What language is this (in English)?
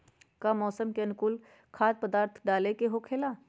Magahi